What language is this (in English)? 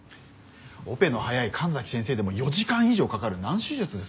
Japanese